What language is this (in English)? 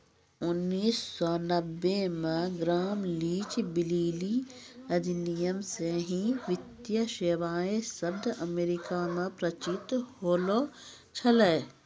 Maithili